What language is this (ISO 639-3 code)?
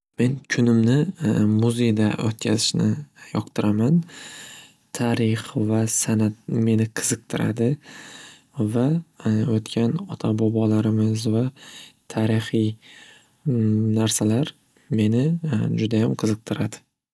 uzb